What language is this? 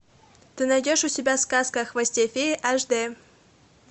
Russian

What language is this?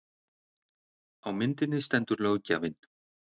Icelandic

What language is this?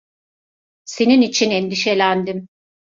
Turkish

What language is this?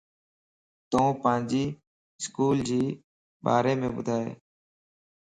Lasi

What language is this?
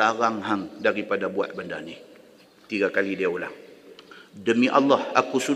Malay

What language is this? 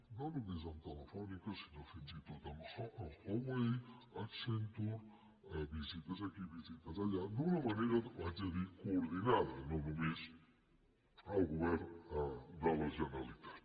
Catalan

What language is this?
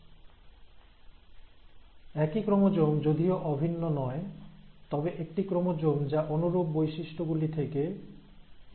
Bangla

